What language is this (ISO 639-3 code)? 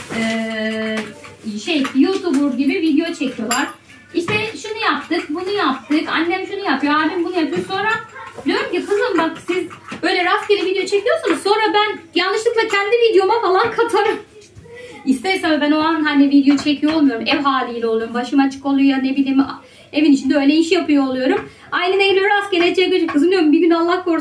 tur